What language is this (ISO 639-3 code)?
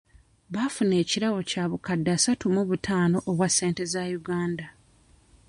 lug